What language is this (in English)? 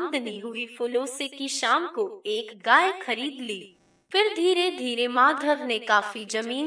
Hindi